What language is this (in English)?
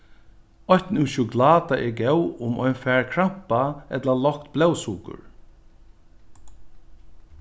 Faroese